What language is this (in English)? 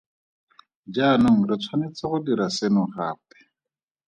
Tswana